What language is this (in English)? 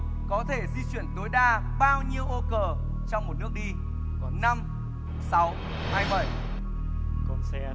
Vietnamese